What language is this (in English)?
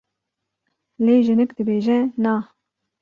Kurdish